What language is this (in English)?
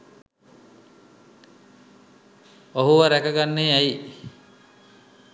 Sinhala